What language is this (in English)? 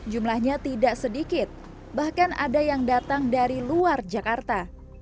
Indonesian